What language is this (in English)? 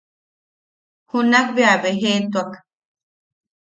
Yaqui